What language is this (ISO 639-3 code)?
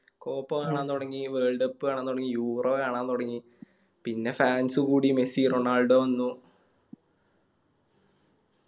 mal